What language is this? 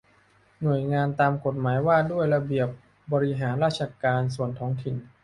Thai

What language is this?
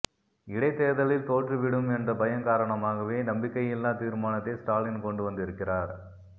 Tamil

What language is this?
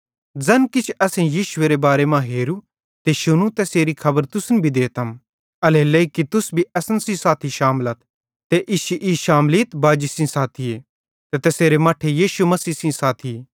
Bhadrawahi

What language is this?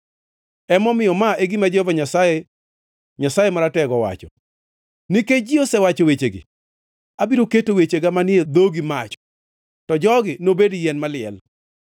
Luo (Kenya and Tanzania)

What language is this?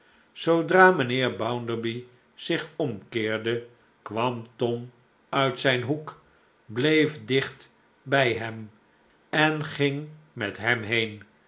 Dutch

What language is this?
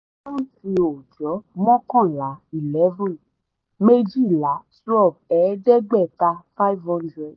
Yoruba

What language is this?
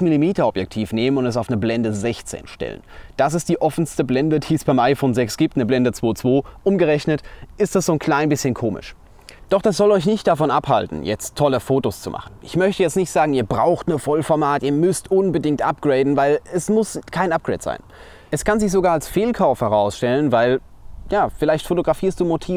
German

